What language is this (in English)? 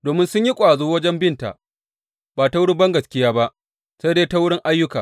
Hausa